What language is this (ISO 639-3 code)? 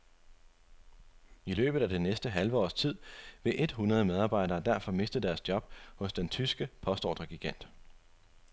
dan